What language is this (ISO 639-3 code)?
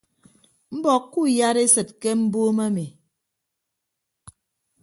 ibb